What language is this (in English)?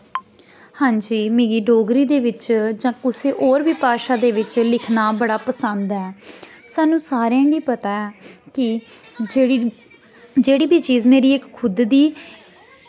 Dogri